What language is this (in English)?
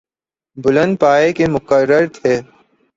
Urdu